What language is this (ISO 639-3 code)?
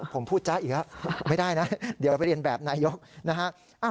tha